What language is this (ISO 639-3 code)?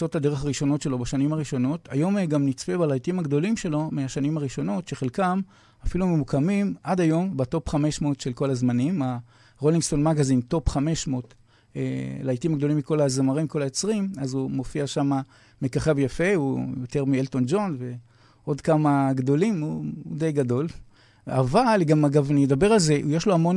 heb